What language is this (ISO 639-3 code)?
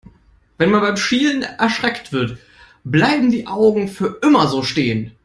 deu